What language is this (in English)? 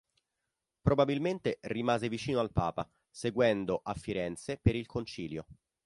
Italian